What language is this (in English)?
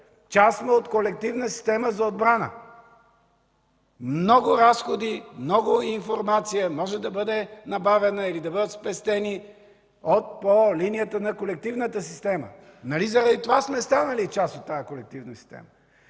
Bulgarian